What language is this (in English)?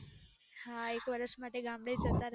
Gujarati